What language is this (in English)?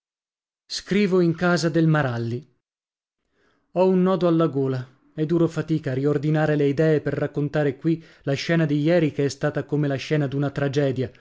Italian